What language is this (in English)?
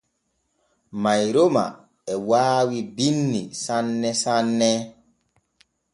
Borgu Fulfulde